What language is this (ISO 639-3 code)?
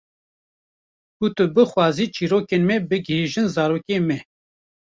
kur